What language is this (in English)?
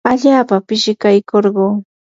Yanahuanca Pasco Quechua